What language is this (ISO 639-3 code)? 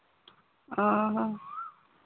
sat